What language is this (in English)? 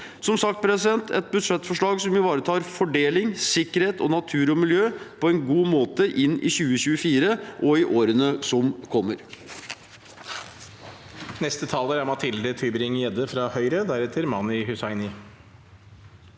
Norwegian